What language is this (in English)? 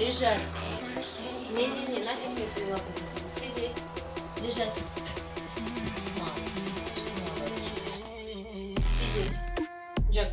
Russian